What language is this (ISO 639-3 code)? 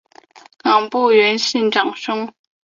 zho